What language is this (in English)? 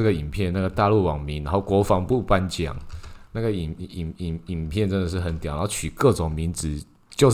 Chinese